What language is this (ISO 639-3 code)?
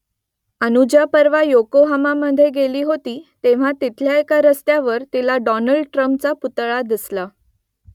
mar